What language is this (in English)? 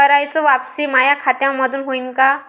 Marathi